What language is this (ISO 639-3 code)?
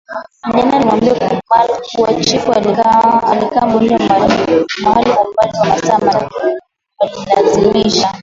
swa